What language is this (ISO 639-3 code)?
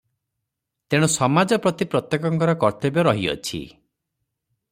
ori